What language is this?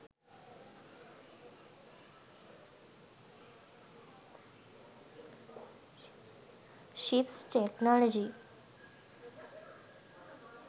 Sinhala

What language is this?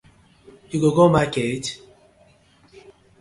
Nigerian Pidgin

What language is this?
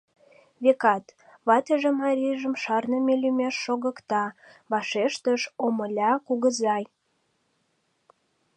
Mari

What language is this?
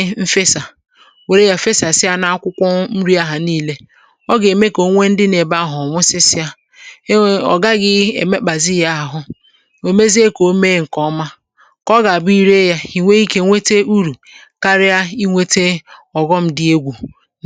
Igbo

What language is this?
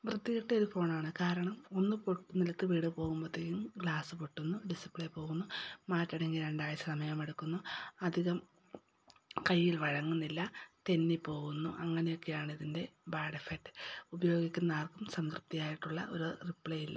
Malayalam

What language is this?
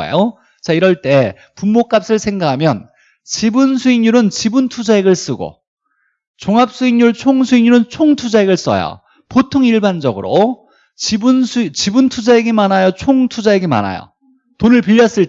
Korean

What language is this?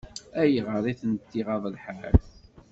Kabyle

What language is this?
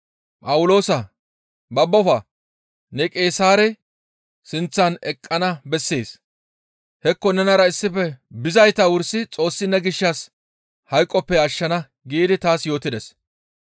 Gamo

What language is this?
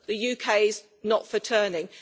English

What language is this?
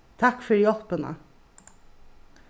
Faroese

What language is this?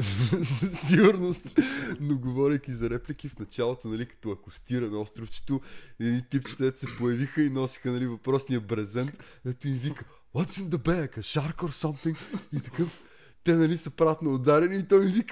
Bulgarian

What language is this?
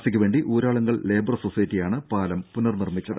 Malayalam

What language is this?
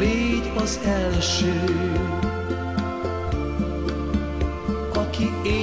Hungarian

